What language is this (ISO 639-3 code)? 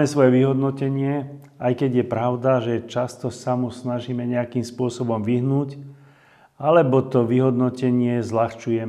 slk